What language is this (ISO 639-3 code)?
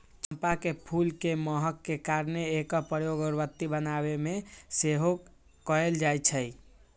mag